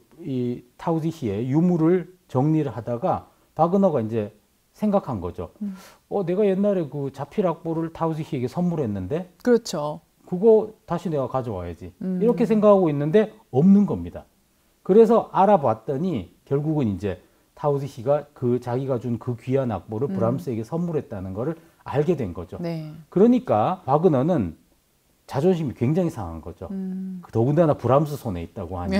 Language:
Korean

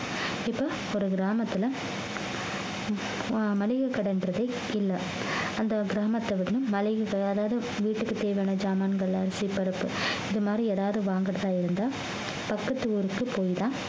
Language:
Tamil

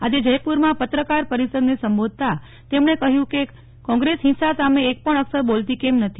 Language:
Gujarati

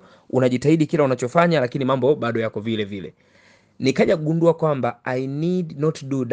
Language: Swahili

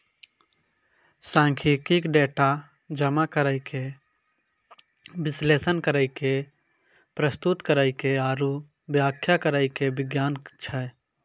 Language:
Maithili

